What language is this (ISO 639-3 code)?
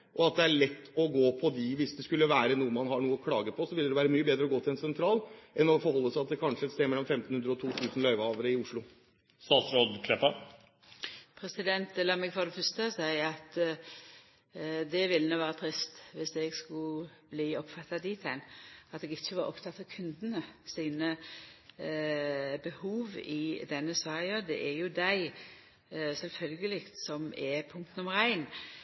nor